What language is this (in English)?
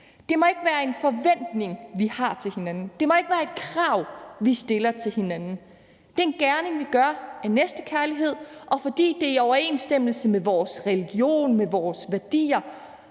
Danish